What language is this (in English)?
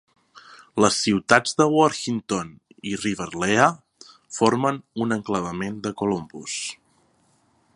Catalan